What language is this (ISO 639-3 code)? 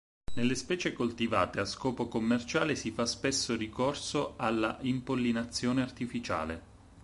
ita